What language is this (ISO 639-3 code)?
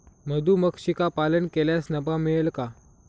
mar